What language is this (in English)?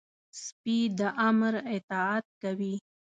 Pashto